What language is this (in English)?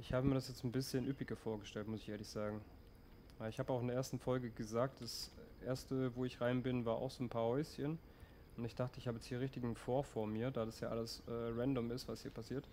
German